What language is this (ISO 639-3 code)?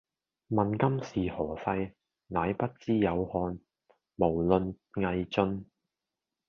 yue